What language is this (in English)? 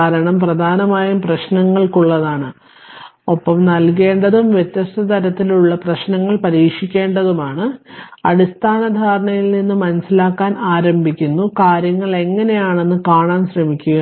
Malayalam